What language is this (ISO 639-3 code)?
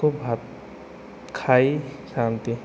ori